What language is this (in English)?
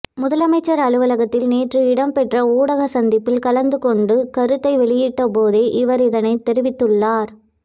Tamil